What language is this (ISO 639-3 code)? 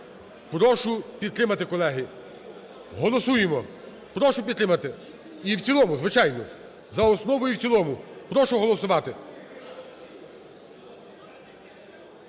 ukr